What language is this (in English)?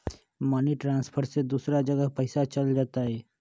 Magahi